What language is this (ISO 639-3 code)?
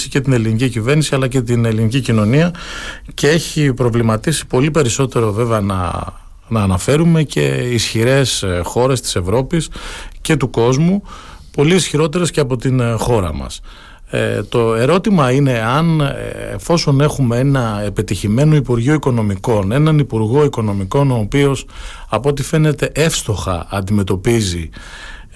ell